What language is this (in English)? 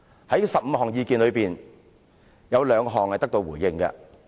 Cantonese